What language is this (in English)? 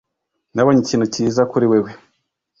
Kinyarwanda